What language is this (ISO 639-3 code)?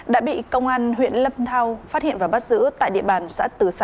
vie